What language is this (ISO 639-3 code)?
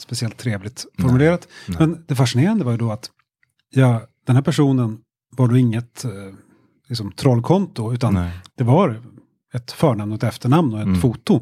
swe